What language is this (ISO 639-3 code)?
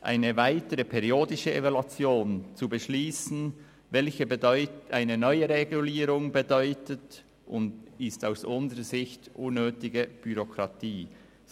gsw